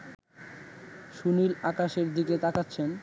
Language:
Bangla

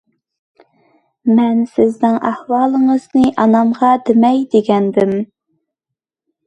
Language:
Uyghur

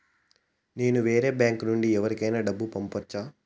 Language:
Telugu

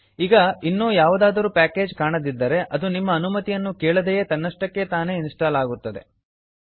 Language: Kannada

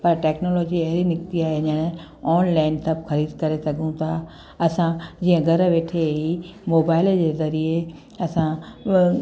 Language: Sindhi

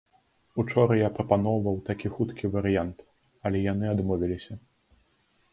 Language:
Belarusian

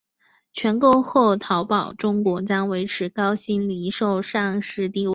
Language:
Chinese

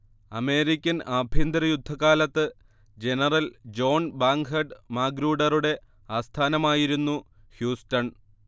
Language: Malayalam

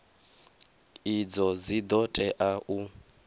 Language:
Venda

